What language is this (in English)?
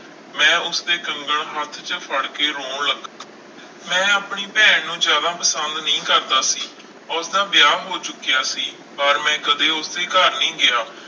Punjabi